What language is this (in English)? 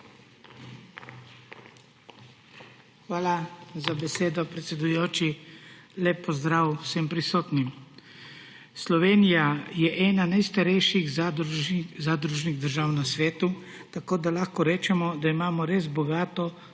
Slovenian